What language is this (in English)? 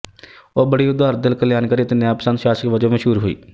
Punjabi